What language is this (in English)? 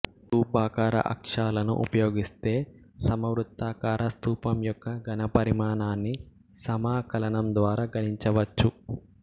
Telugu